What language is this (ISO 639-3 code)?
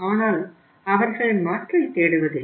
tam